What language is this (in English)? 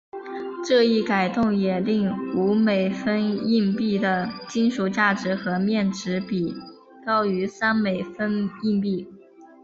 Chinese